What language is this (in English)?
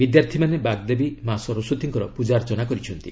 Odia